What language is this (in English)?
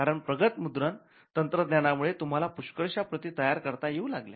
Marathi